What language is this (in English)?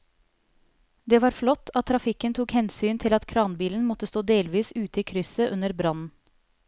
Norwegian